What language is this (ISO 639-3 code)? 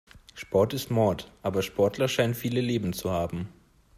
deu